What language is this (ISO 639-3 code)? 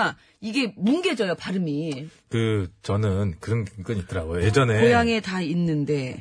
kor